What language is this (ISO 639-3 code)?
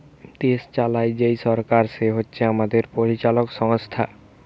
ben